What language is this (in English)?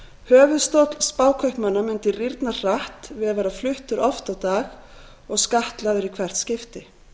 Icelandic